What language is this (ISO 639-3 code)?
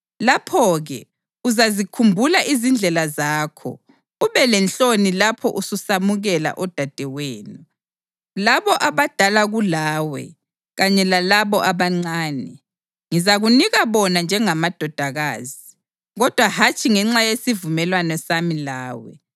nde